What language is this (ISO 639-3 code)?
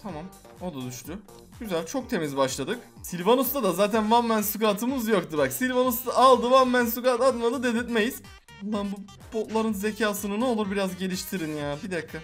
tur